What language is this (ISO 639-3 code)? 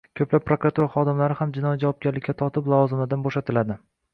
uzb